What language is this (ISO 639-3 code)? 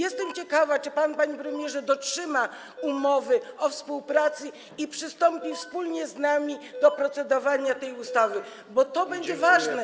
pol